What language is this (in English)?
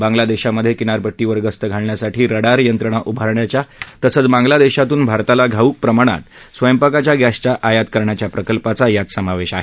Marathi